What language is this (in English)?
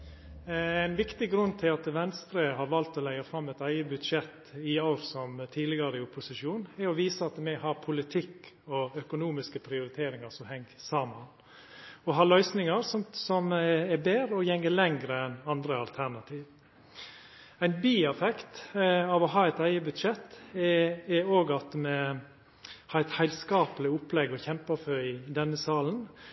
Norwegian Nynorsk